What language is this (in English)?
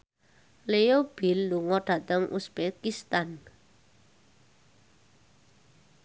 Javanese